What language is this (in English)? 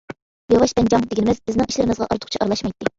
Uyghur